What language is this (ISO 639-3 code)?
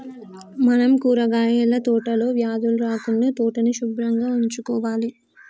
tel